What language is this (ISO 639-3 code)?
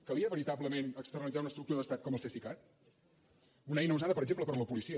cat